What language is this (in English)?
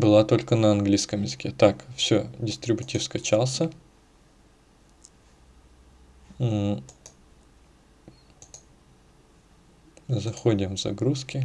Russian